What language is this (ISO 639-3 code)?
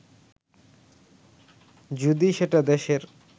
ben